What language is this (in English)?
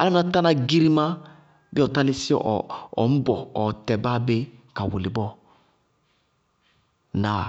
Bago-Kusuntu